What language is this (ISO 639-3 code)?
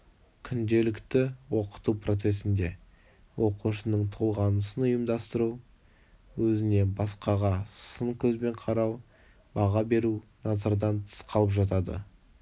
kaz